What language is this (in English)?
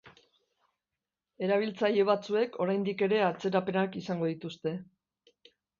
Basque